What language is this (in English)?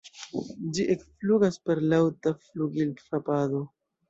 Esperanto